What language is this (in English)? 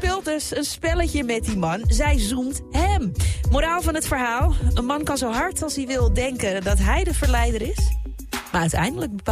Dutch